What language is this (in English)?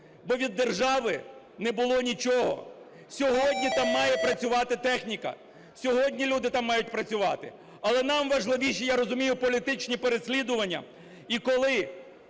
Ukrainian